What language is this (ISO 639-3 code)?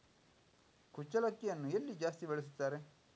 kan